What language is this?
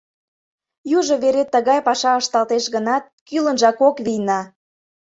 Mari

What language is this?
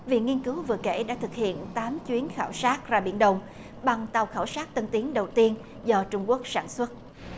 Vietnamese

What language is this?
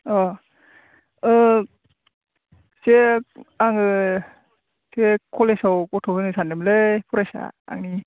Bodo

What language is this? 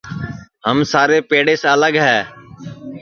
Sansi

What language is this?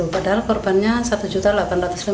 Indonesian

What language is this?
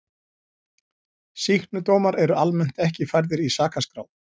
Icelandic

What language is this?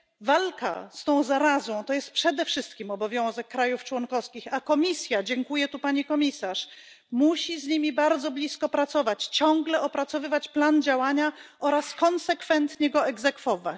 Polish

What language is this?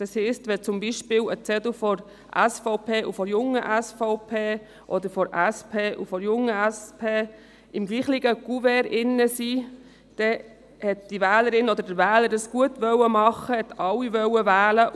Swiss German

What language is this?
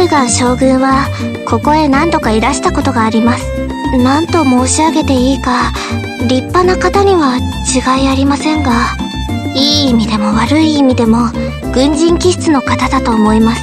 Japanese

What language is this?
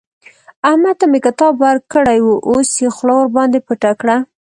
Pashto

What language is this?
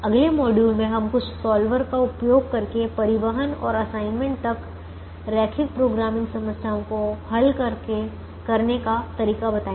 Hindi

